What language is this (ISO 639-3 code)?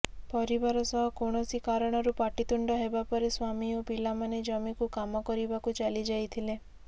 ori